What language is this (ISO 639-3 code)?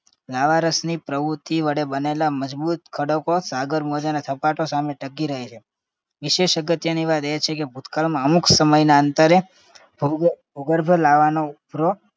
guj